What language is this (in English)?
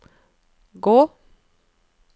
Norwegian